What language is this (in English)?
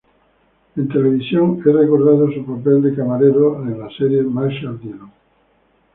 Spanish